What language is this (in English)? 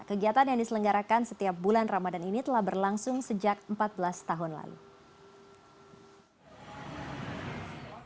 Indonesian